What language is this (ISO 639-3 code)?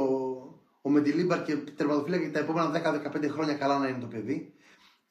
ell